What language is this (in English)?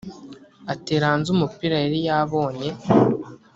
Kinyarwanda